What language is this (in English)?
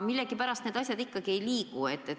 Estonian